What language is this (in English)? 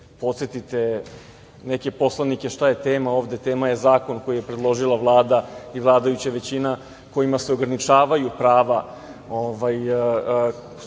Serbian